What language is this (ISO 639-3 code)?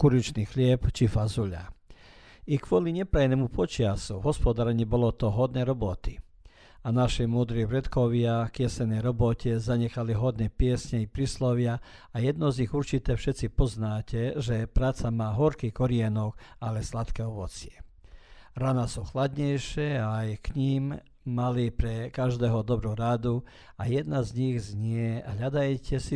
hrv